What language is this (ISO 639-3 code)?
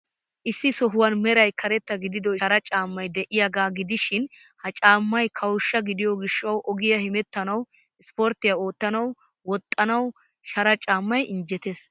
wal